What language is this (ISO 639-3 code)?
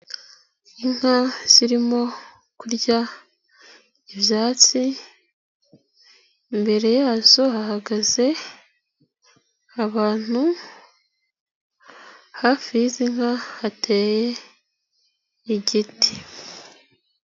kin